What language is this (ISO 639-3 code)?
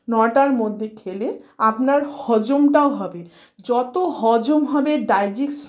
ben